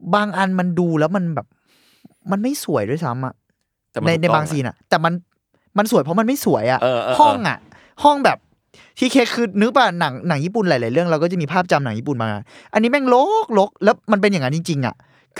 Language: Thai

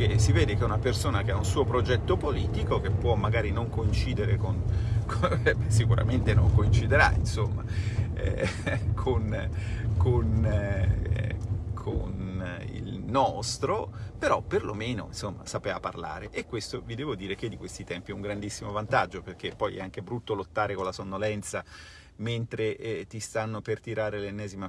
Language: Italian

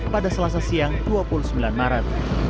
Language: Indonesian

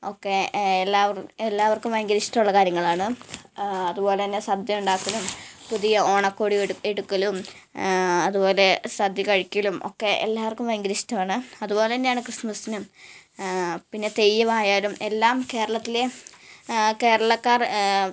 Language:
Malayalam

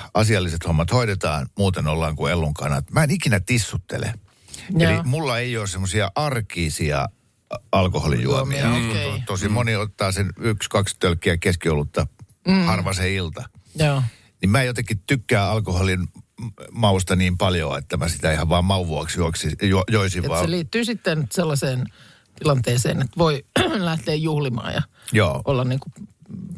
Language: Finnish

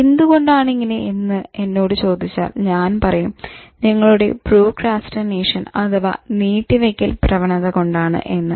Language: Malayalam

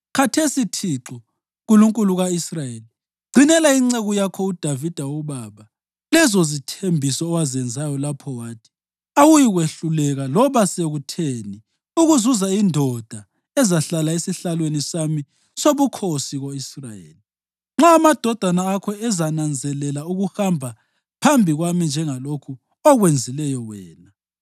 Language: North Ndebele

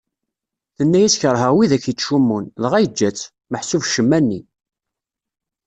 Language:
Kabyle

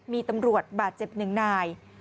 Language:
Thai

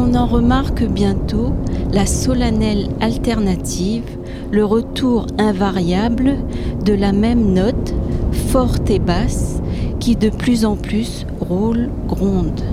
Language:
French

